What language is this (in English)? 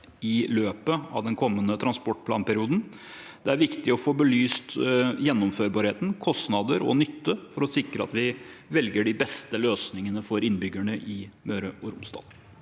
Norwegian